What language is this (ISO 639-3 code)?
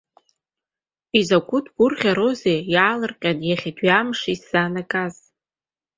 abk